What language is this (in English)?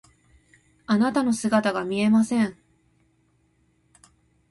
Japanese